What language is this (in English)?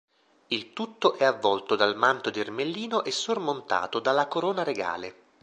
Italian